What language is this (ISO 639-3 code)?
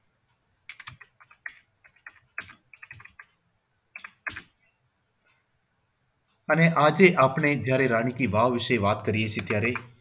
guj